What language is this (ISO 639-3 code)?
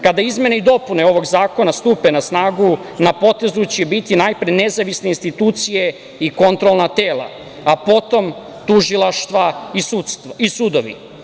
srp